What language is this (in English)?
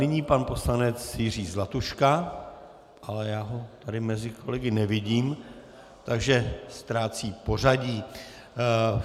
Czech